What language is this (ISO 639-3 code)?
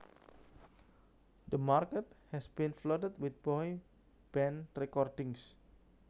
jav